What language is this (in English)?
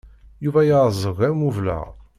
Kabyle